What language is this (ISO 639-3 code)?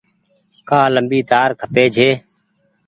gig